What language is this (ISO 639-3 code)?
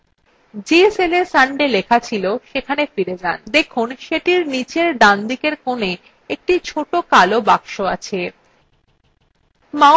ben